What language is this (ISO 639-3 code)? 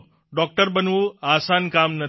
guj